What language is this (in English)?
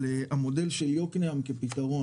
Hebrew